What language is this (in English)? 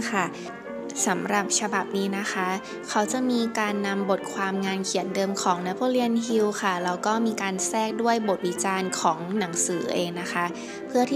Thai